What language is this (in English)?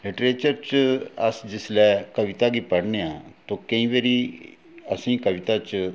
Dogri